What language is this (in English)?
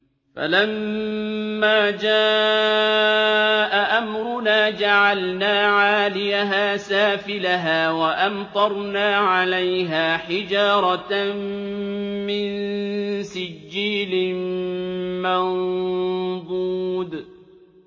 Arabic